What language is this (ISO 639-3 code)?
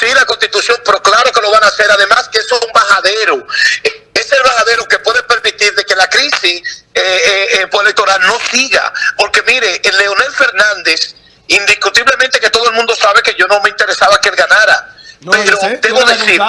spa